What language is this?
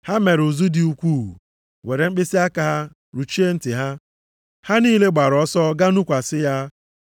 Igbo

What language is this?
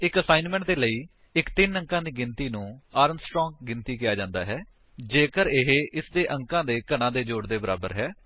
Punjabi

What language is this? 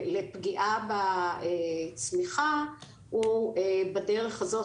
Hebrew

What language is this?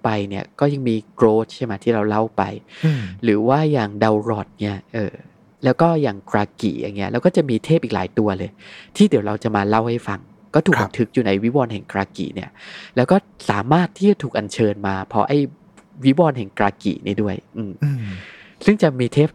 Thai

